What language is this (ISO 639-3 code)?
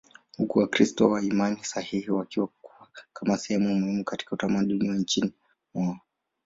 swa